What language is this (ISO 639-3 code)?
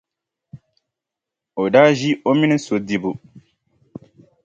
dag